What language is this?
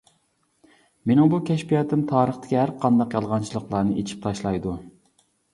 Uyghur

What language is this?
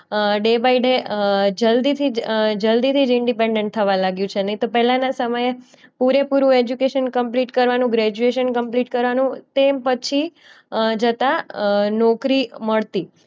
Gujarati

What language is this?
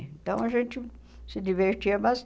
Portuguese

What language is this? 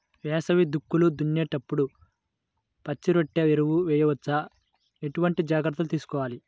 Telugu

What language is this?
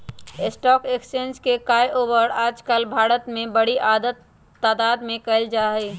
Magahi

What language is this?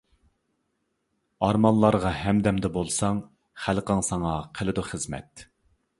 Uyghur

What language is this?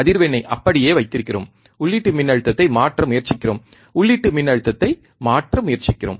Tamil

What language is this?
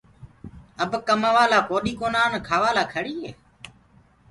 Gurgula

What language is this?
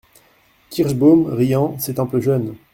French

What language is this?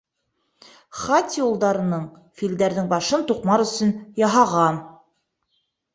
Bashkir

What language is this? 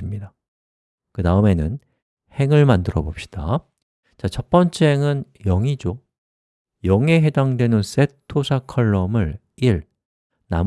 Korean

